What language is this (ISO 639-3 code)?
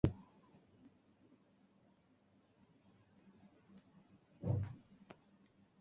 zho